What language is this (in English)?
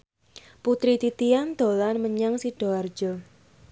Javanese